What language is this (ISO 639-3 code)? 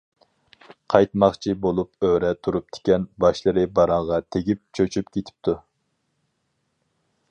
uig